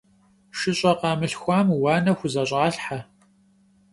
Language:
Kabardian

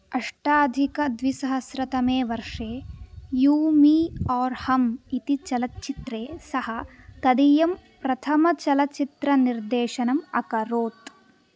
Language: Sanskrit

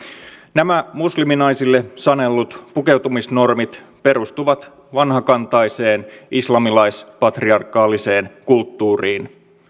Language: Finnish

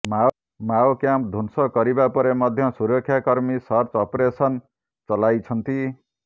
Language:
Odia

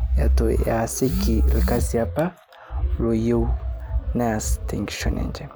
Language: Masai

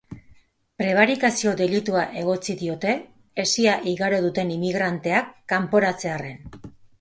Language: Basque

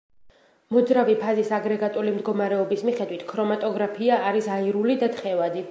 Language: Georgian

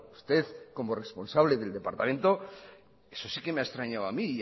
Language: Spanish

